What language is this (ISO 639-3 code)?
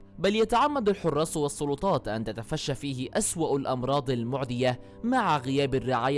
ara